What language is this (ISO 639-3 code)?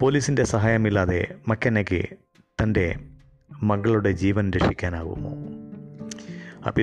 mal